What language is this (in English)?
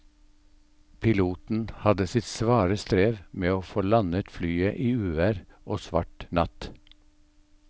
Norwegian